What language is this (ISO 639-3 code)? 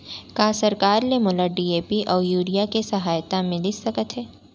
hne